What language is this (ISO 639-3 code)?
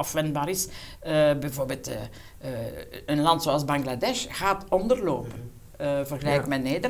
nld